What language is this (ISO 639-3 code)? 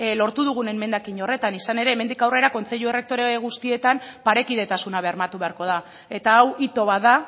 eus